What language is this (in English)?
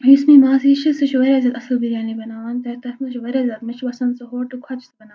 Kashmiri